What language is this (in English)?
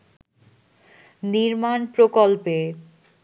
Bangla